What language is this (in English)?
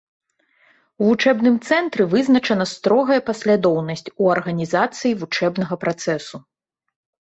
Belarusian